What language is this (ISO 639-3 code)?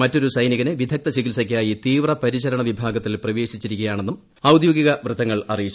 mal